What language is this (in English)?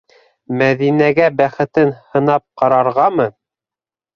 Bashkir